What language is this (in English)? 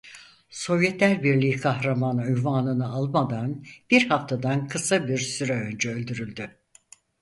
Turkish